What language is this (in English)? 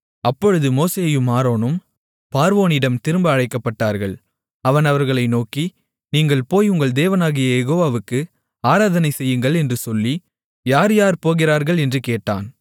Tamil